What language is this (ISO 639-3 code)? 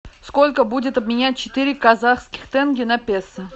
rus